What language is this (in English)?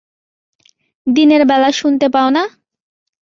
Bangla